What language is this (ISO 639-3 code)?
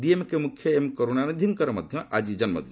ori